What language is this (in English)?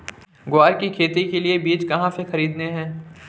Hindi